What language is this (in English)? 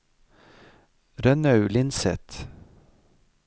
Norwegian